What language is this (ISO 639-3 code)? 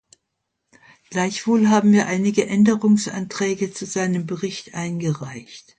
deu